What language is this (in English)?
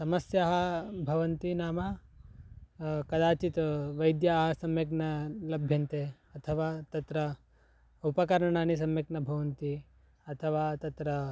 Sanskrit